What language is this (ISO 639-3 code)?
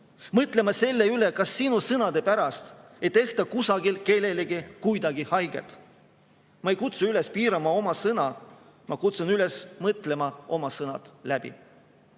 est